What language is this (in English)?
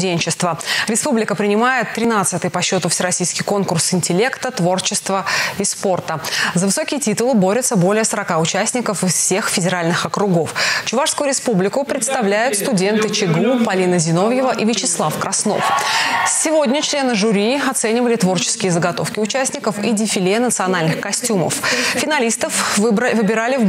Russian